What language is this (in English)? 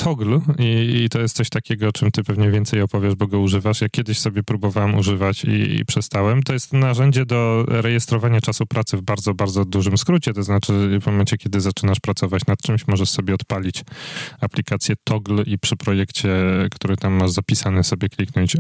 Polish